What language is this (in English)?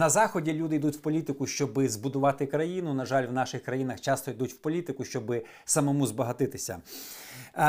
Ukrainian